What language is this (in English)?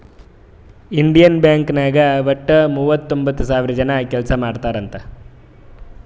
Kannada